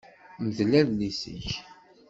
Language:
Kabyle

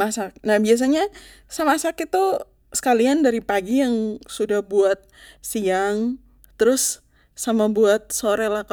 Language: Papuan Malay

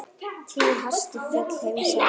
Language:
Icelandic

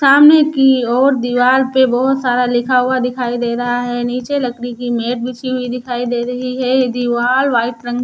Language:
Hindi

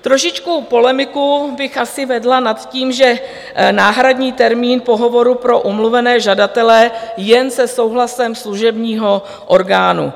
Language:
Czech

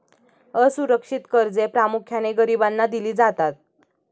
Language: Marathi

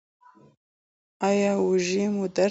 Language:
Pashto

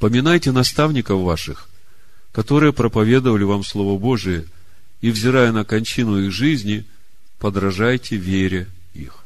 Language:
Russian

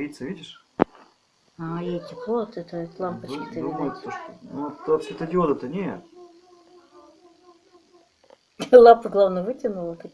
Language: Russian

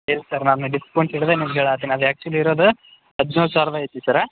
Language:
Kannada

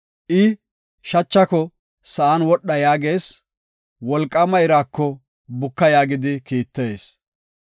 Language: Gofa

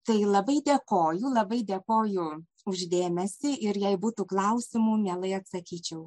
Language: Lithuanian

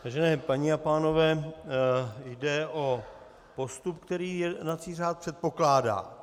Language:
Czech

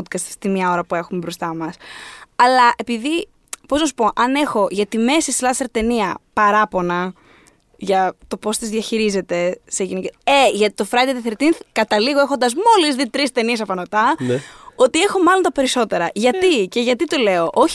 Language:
Greek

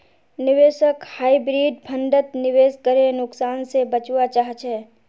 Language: Magahi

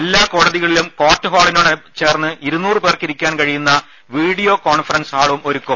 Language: Malayalam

